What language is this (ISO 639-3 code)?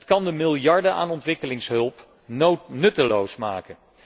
nld